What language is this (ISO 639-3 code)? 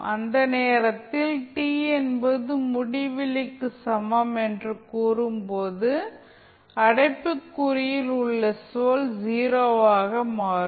tam